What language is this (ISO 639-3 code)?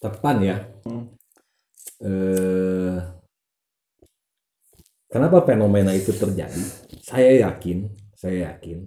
ind